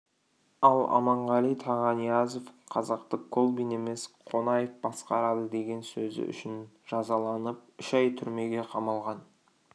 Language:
Kazakh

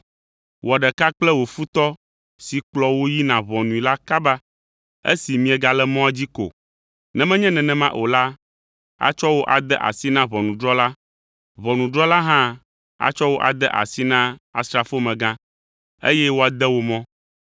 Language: Ewe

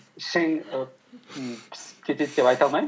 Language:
Kazakh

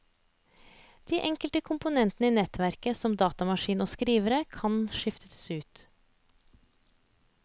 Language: Norwegian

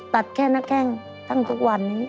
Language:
Thai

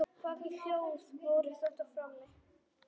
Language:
Icelandic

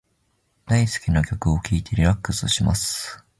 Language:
Japanese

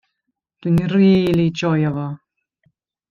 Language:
Welsh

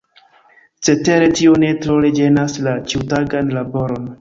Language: Esperanto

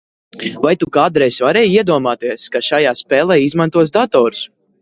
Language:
Latvian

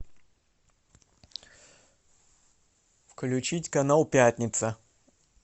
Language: Russian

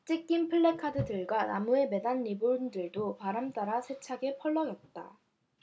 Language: Korean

